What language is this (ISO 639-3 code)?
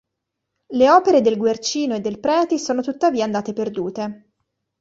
ita